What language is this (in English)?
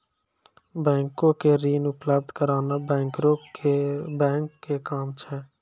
Maithili